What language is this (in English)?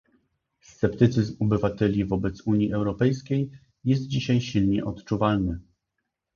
Polish